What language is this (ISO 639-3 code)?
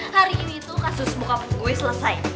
ind